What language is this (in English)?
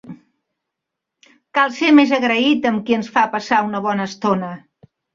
Catalan